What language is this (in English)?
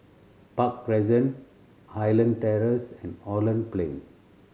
English